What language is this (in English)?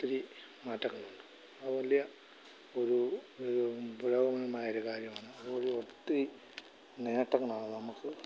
Malayalam